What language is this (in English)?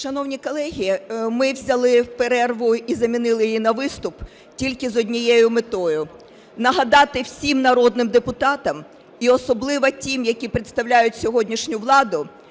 Ukrainian